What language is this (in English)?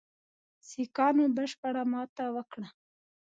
Pashto